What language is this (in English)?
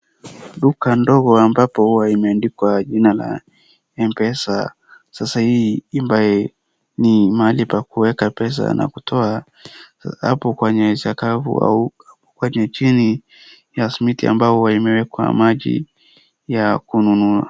Swahili